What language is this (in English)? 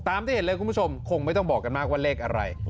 Thai